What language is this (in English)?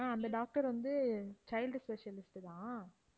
Tamil